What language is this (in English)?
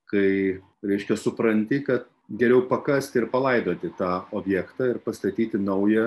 Lithuanian